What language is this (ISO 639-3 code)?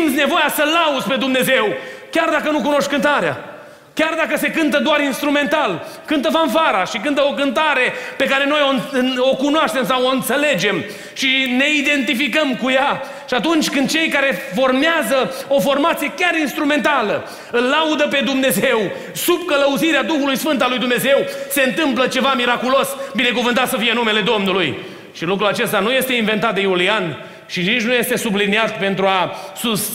ron